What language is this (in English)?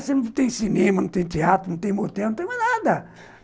Portuguese